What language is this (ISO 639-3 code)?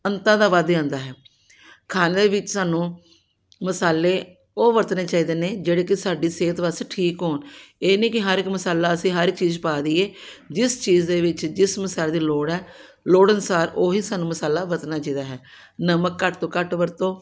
pan